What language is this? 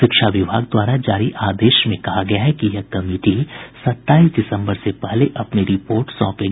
Hindi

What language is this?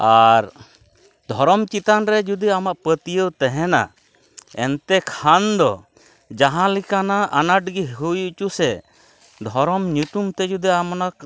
Santali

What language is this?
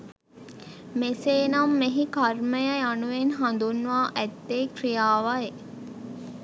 Sinhala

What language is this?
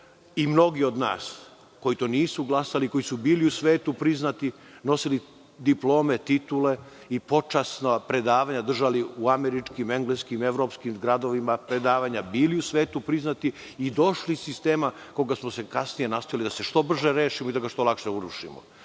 Serbian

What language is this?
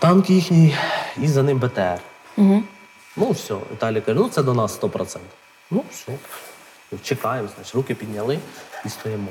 Ukrainian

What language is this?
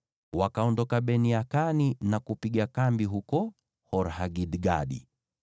Swahili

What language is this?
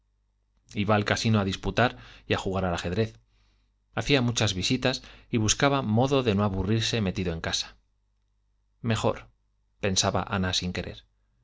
Spanish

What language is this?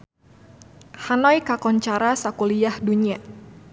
Sundanese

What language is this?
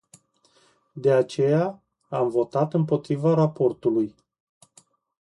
Romanian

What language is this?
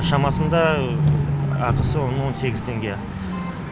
Kazakh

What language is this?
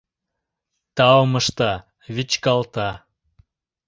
Mari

